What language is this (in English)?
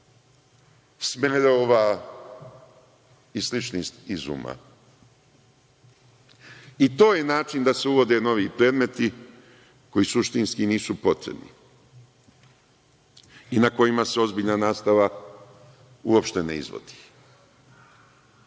Serbian